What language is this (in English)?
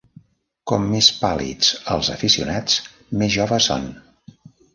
Catalan